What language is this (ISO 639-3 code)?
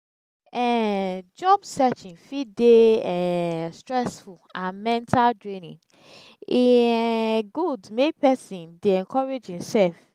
pcm